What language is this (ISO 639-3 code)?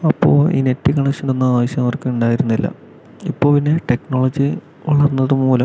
mal